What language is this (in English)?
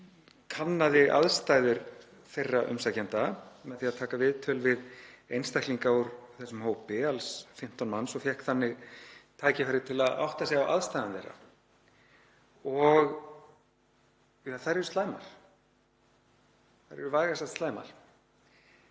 Icelandic